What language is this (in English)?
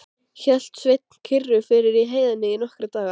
Icelandic